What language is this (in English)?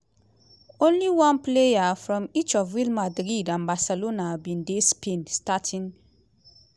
Nigerian Pidgin